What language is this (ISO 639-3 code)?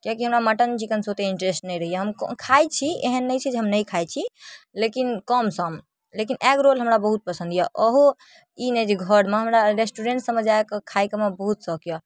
mai